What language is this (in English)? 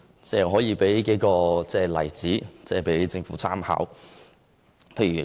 Cantonese